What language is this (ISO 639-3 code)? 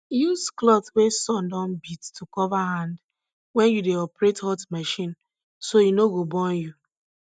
pcm